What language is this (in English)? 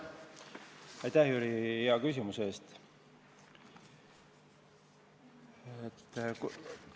Estonian